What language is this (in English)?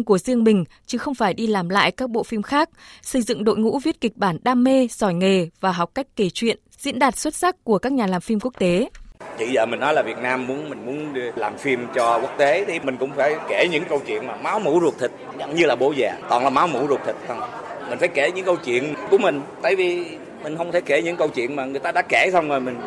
Vietnamese